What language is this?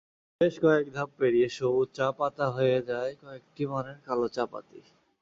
Bangla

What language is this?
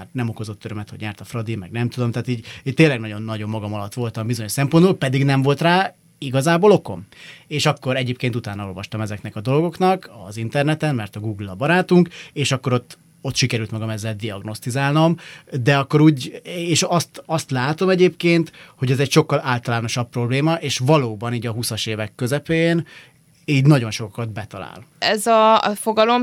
Hungarian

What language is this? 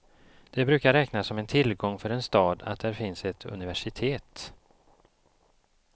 Swedish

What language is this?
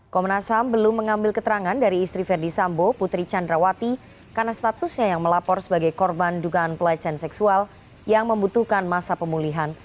Indonesian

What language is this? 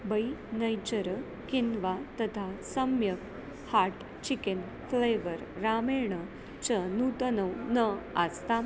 Sanskrit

